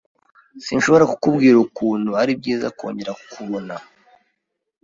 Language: Kinyarwanda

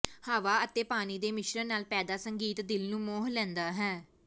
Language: Punjabi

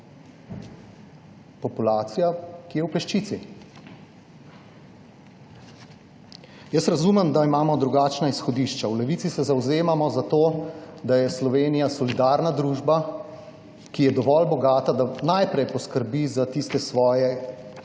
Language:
Slovenian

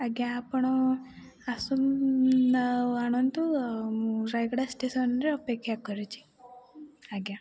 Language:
Odia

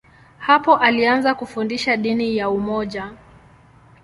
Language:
Swahili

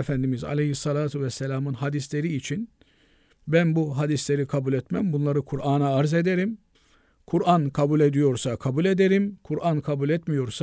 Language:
Turkish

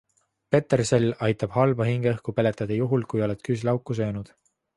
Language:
Estonian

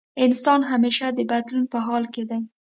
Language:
Pashto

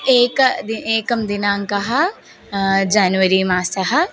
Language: Sanskrit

